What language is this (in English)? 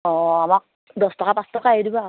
Assamese